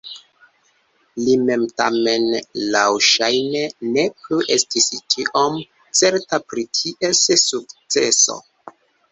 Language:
Esperanto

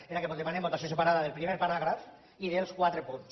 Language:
Catalan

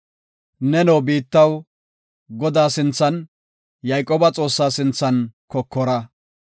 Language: Gofa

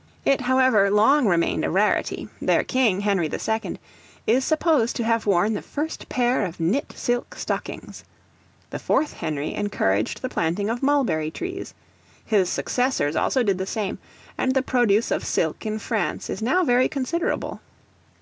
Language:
English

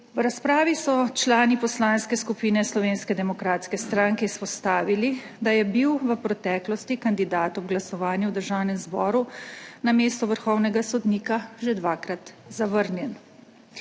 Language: Slovenian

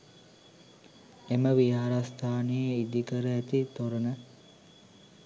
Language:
Sinhala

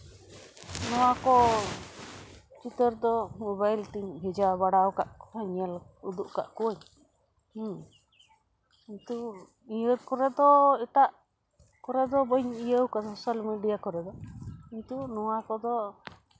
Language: Santali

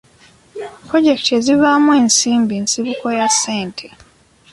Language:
Ganda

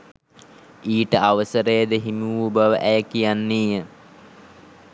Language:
Sinhala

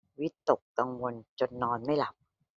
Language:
Thai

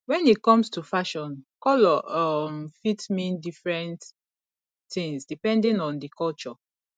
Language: Nigerian Pidgin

